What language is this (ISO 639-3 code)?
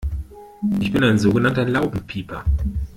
deu